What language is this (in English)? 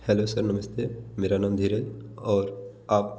Hindi